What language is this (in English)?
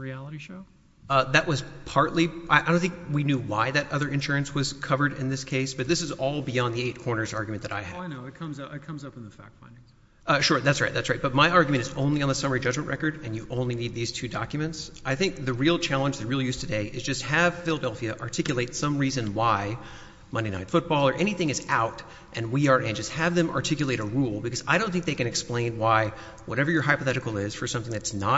English